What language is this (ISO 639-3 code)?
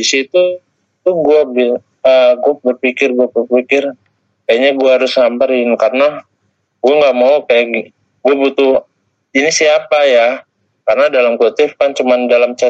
ind